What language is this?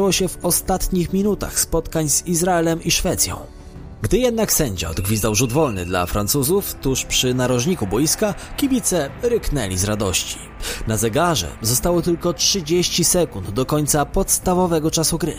Polish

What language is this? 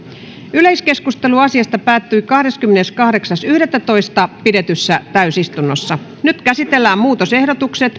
Finnish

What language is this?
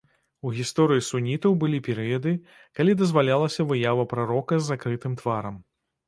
Belarusian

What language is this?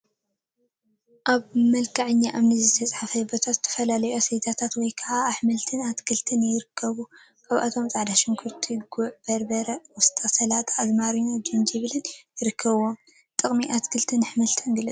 Tigrinya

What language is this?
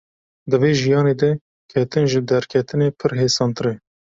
Kurdish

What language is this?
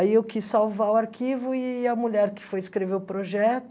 Portuguese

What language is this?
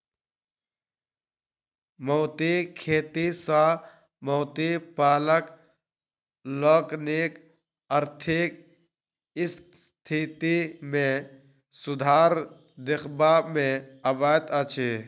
Maithili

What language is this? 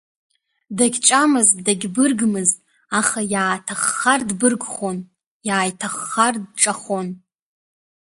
Abkhazian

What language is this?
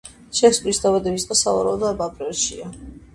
Georgian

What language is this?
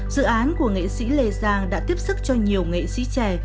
Vietnamese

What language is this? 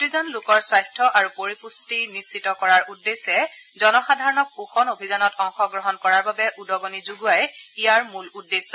Assamese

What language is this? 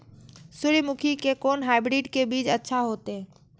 Maithili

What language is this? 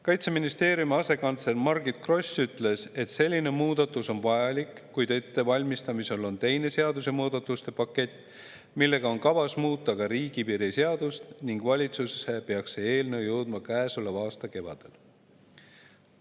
Estonian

